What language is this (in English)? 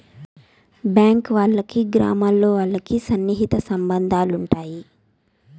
Telugu